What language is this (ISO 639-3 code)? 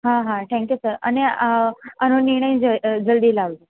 guj